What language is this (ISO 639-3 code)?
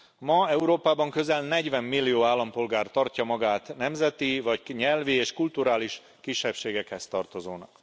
hun